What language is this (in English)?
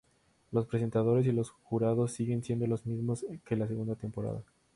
Spanish